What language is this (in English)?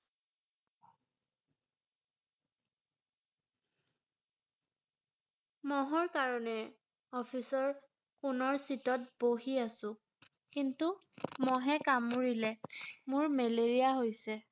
Assamese